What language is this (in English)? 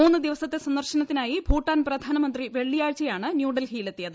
Malayalam